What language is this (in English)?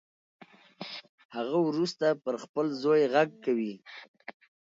Pashto